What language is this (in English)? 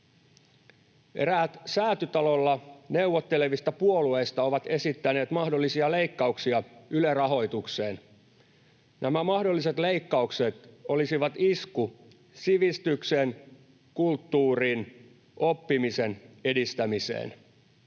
Finnish